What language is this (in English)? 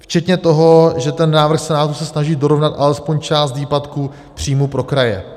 Czech